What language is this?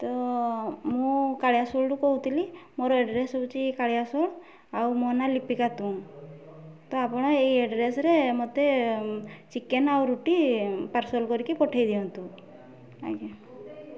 Odia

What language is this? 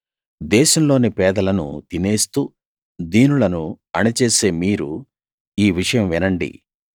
Telugu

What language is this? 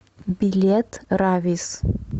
Russian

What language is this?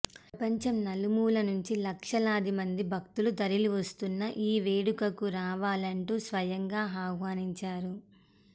Telugu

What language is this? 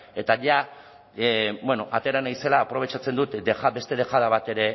Basque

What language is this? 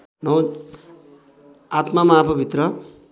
Nepali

